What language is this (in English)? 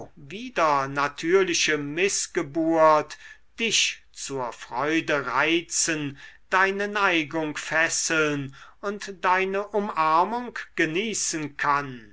German